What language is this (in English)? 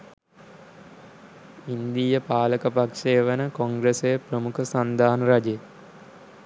Sinhala